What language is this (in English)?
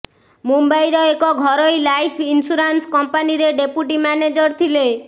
Odia